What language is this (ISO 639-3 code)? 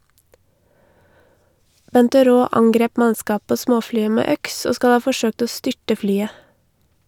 nor